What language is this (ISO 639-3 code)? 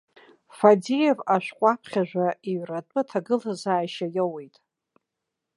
abk